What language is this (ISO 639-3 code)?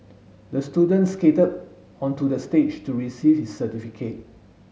eng